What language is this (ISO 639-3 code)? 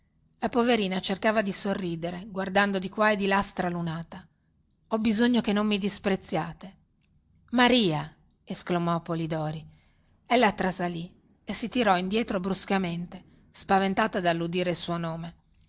ita